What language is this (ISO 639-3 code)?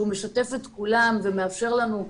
heb